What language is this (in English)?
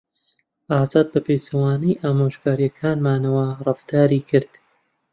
Central Kurdish